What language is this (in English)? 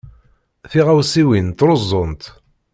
Kabyle